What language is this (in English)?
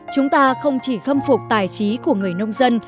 Vietnamese